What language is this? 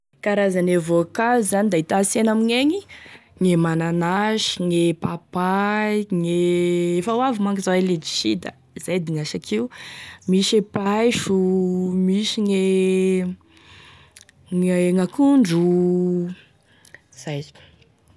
Tesaka Malagasy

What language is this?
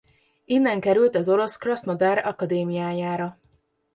Hungarian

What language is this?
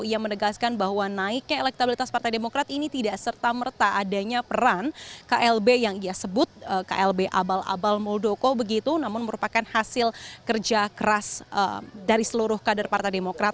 Indonesian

